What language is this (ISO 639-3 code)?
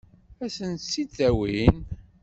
kab